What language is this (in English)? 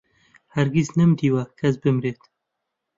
Central Kurdish